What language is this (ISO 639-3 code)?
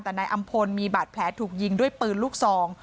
tha